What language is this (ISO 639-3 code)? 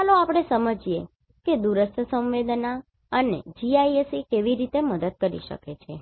guj